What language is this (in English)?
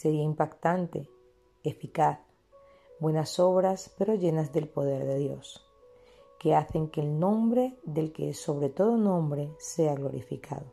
Spanish